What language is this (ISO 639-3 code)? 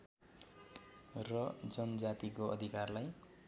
nep